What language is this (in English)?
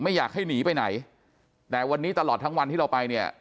Thai